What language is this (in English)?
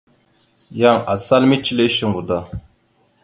Mada (Cameroon)